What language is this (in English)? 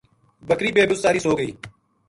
Gujari